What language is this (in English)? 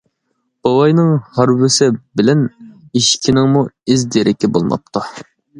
Uyghur